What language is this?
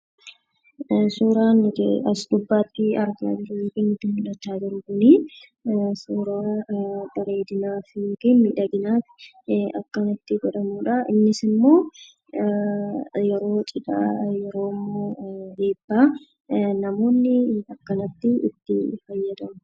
Oromo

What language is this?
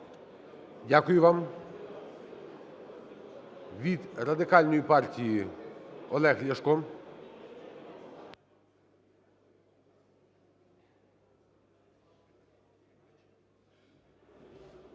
Ukrainian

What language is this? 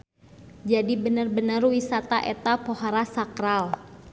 Sundanese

